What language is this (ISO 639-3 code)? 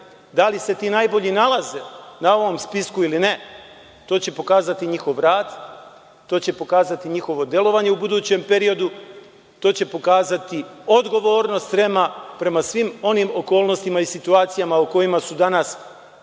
srp